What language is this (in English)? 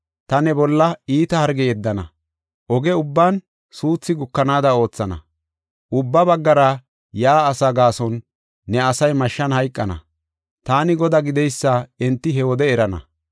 Gofa